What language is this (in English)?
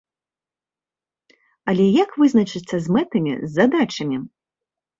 Belarusian